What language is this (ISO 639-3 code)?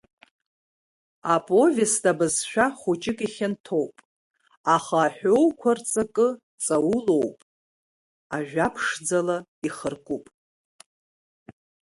abk